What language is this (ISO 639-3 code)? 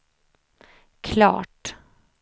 swe